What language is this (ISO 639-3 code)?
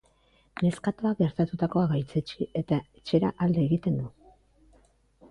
eus